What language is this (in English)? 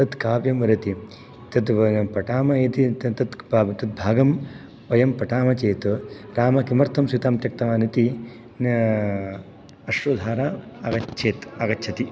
Sanskrit